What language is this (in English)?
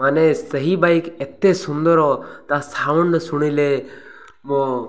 Odia